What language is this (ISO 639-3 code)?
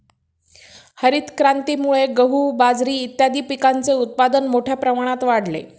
mar